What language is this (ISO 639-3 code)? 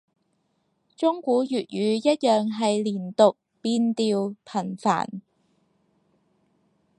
yue